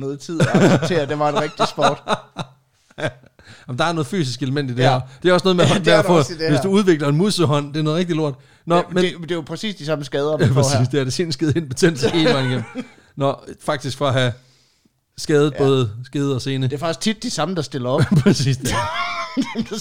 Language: Danish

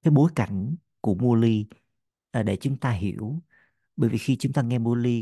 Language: Vietnamese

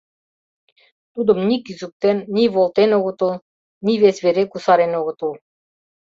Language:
Mari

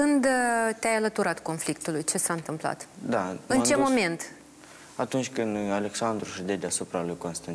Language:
Romanian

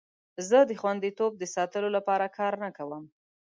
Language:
Pashto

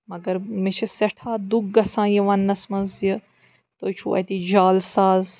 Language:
Kashmiri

